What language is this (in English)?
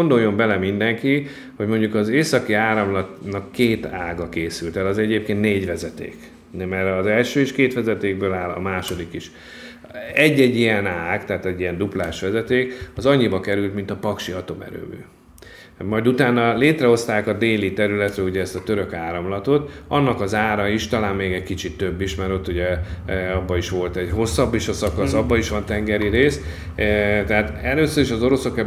Hungarian